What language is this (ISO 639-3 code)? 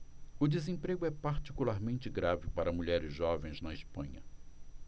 por